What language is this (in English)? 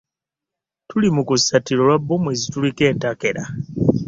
Ganda